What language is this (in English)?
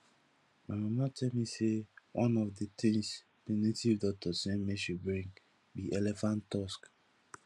Nigerian Pidgin